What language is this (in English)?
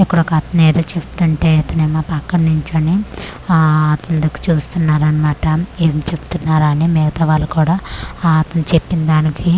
Telugu